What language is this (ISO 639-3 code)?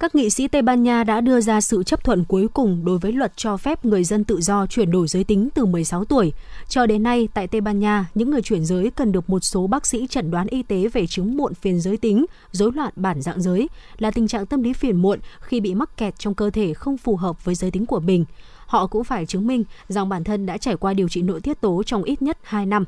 vie